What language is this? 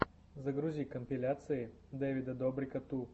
Russian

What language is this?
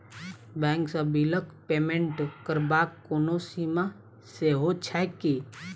Maithili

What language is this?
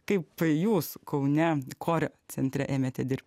Lithuanian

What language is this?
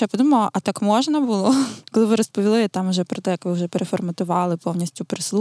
Ukrainian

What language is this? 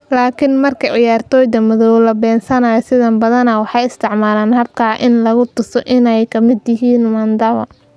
Somali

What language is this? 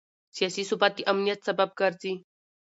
Pashto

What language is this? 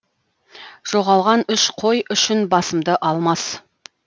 Kazakh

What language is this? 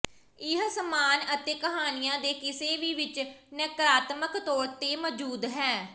Punjabi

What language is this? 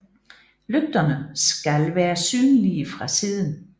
Danish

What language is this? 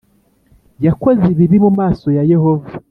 Kinyarwanda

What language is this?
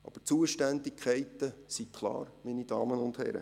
Swiss German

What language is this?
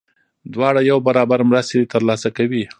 Pashto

